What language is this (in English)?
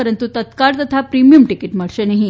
Gujarati